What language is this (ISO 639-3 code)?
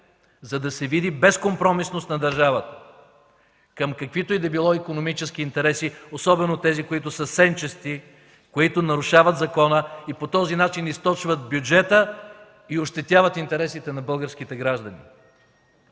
bul